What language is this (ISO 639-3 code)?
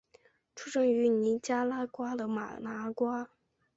zho